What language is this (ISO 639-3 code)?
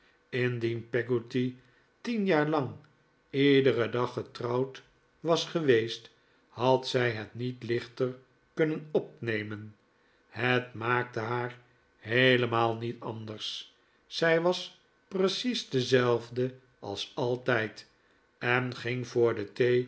nld